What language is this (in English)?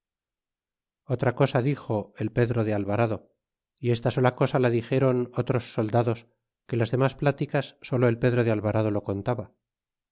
Spanish